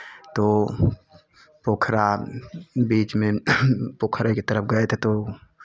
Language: Hindi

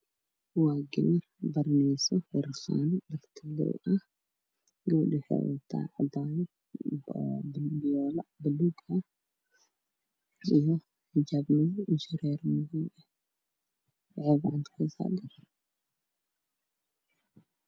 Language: Somali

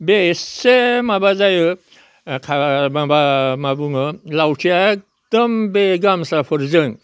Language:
Bodo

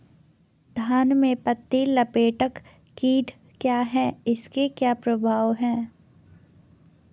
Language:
Hindi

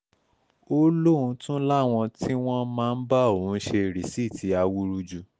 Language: Yoruba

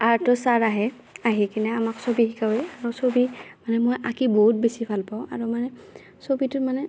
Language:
Assamese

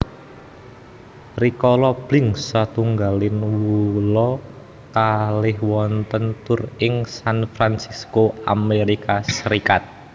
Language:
Javanese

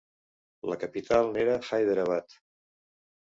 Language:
Catalan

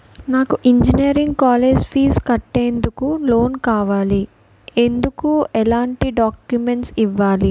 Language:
Telugu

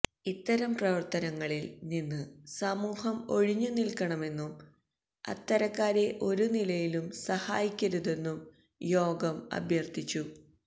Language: Malayalam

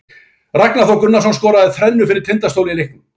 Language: Icelandic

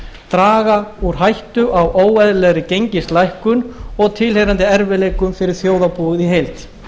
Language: Icelandic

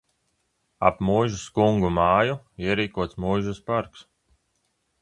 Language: Latvian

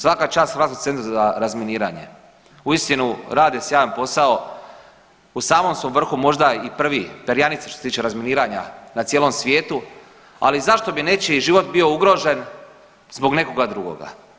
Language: Croatian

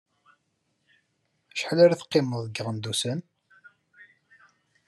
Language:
Kabyle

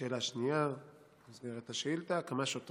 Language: Hebrew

